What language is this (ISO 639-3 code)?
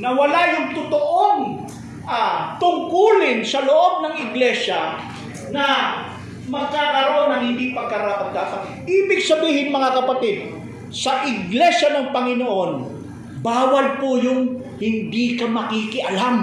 fil